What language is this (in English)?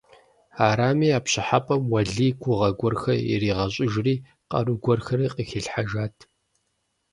Kabardian